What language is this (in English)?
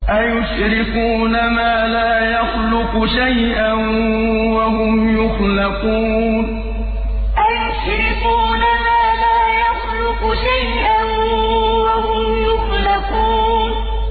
Arabic